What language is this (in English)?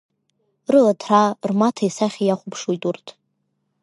Abkhazian